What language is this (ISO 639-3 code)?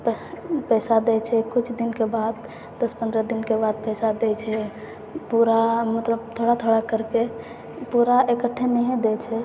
mai